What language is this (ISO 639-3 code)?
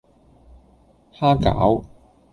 yue